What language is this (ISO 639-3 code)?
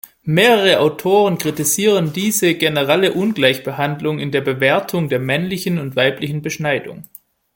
deu